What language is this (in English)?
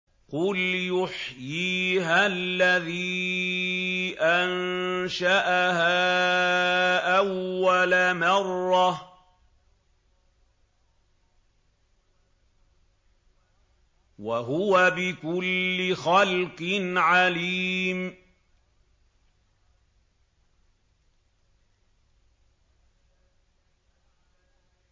Arabic